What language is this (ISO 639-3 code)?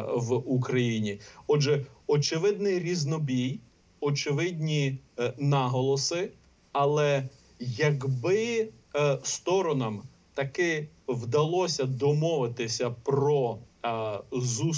ukr